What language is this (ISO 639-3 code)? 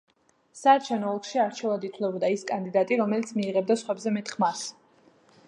kat